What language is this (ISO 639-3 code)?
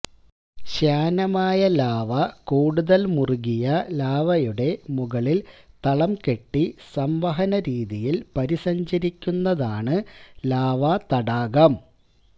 mal